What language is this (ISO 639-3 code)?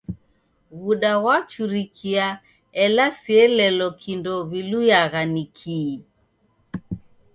dav